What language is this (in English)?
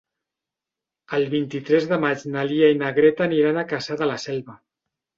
Catalan